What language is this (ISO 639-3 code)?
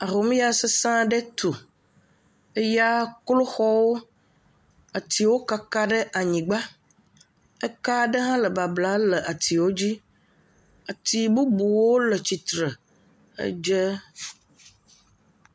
ewe